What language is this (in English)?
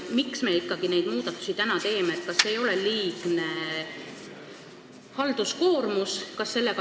Estonian